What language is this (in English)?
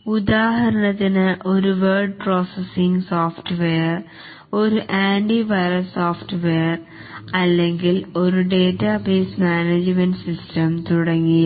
Malayalam